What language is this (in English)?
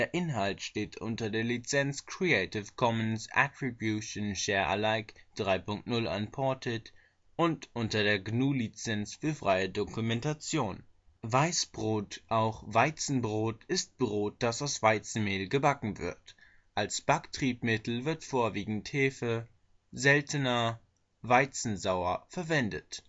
German